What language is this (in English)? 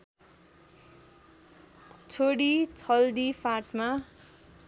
Nepali